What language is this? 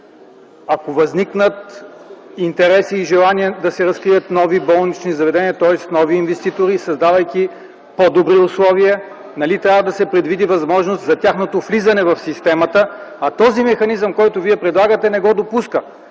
Bulgarian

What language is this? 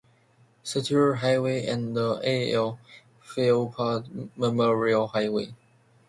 English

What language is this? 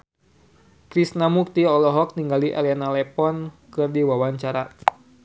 Sundanese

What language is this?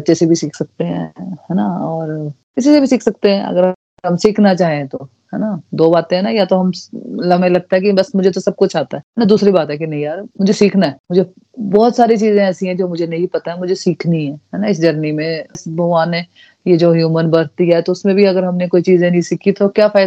Hindi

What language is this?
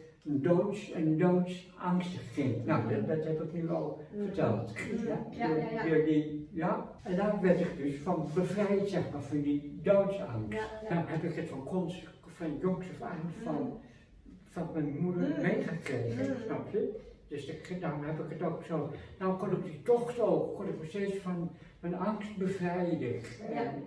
Dutch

